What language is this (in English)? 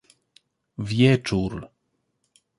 Polish